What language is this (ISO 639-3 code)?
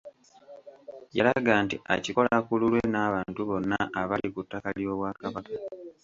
lug